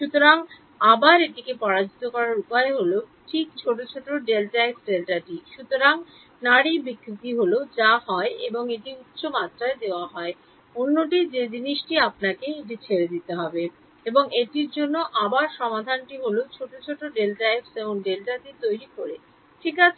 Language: Bangla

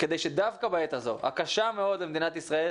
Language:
Hebrew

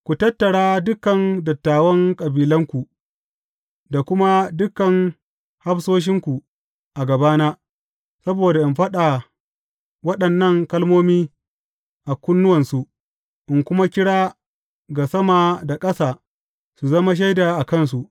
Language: Hausa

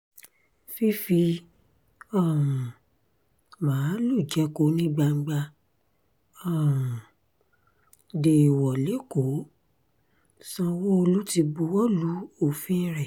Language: Yoruba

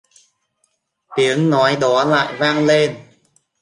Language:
Vietnamese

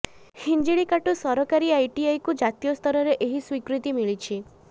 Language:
Odia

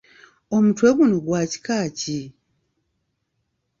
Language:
Ganda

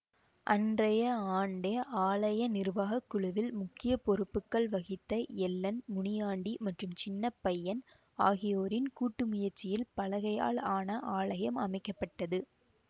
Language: Tamil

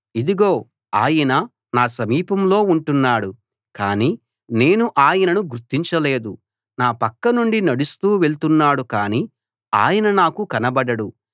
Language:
Telugu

